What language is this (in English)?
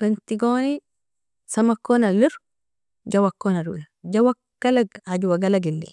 Nobiin